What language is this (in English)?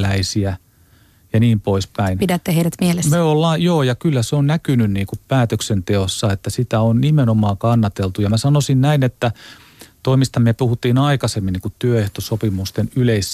Finnish